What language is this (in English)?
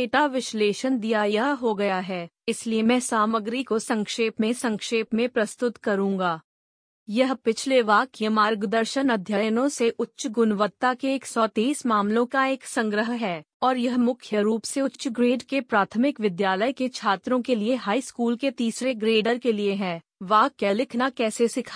Hindi